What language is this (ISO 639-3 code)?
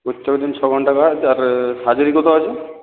ben